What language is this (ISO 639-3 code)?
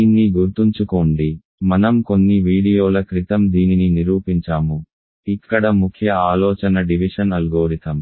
tel